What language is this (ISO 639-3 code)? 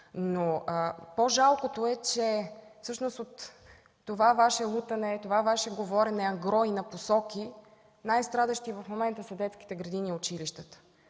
bul